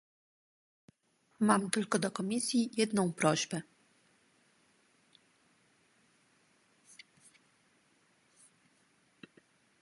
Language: Polish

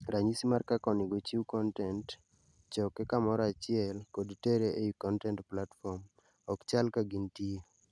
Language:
Luo (Kenya and Tanzania)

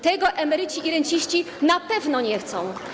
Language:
Polish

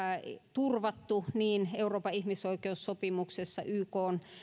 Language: Finnish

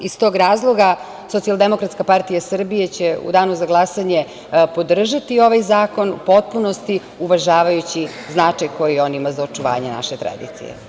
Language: Serbian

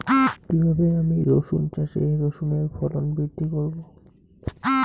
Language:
Bangla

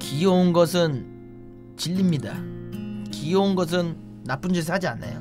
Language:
Korean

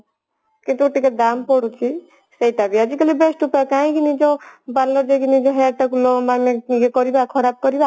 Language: Odia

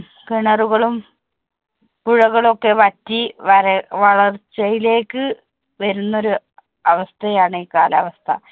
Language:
Malayalam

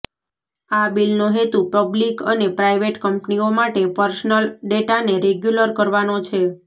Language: Gujarati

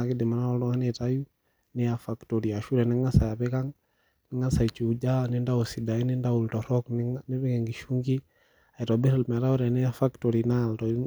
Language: Masai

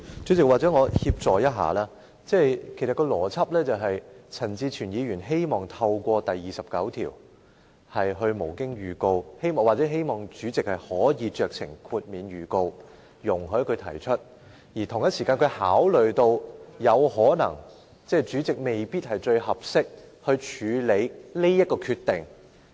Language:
Cantonese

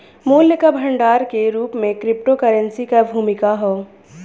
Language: Bhojpuri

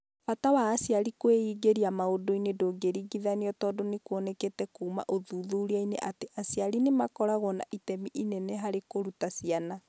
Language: Kikuyu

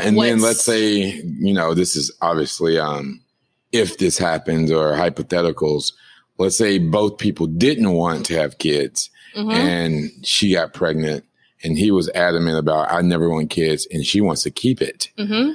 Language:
English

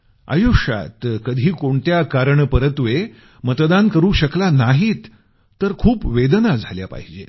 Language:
Marathi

